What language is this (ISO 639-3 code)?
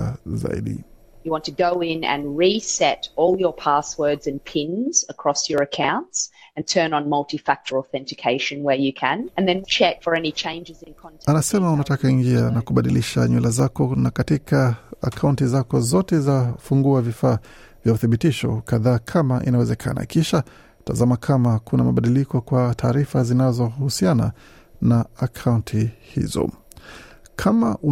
swa